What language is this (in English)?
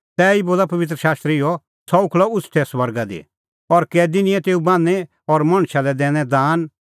Kullu Pahari